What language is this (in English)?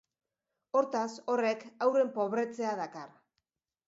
Basque